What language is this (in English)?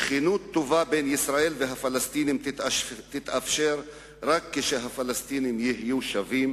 Hebrew